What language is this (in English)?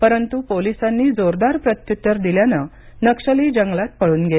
Marathi